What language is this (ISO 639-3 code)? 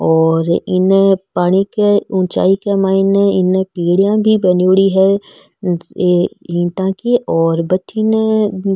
mwr